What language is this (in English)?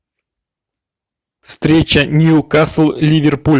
Russian